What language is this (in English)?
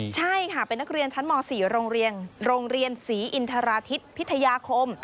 Thai